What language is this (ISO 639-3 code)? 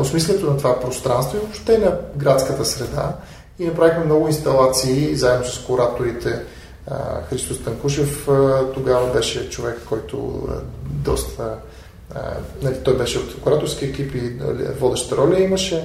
bul